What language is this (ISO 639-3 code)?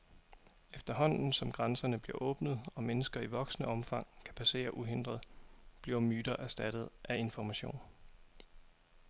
dan